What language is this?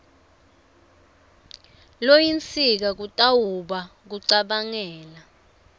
Swati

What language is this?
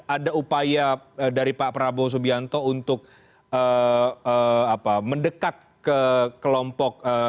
Indonesian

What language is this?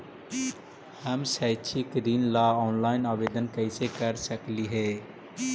Magahi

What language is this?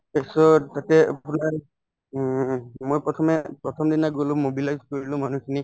Assamese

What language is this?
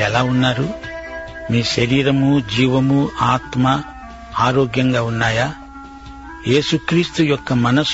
Telugu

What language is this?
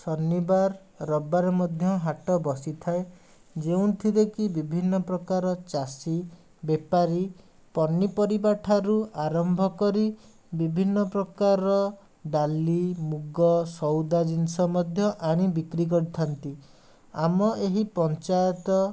Odia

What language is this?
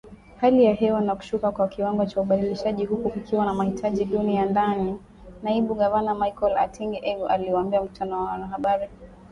Swahili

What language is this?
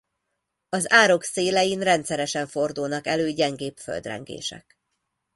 Hungarian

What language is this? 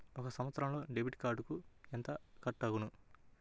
Telugu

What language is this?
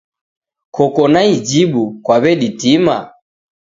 Taita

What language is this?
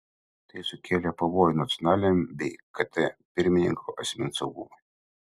Lithuanian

